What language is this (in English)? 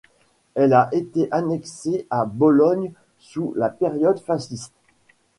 French